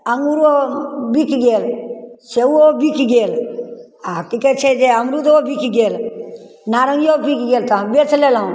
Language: Maithili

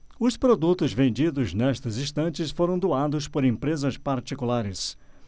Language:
Portuguese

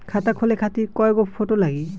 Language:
Bhojpuri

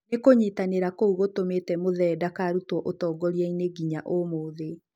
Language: Kikuyu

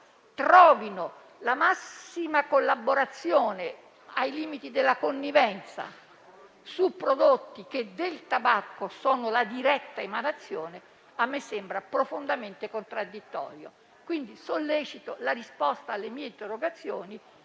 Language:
Italian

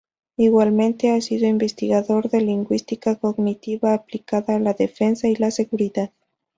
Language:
Spanish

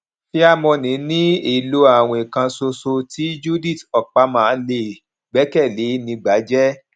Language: Yoruba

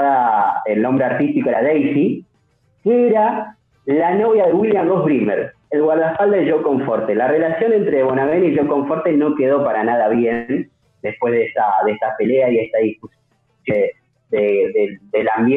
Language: Spanish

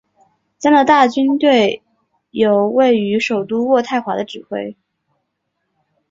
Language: Chinese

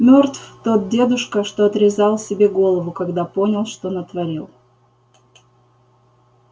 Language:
Russian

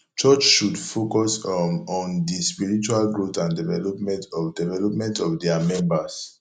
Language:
Nigerian Pidgin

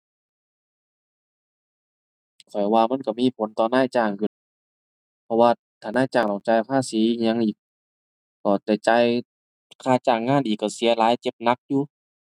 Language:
Thai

